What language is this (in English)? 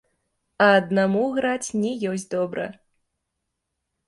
Belarusian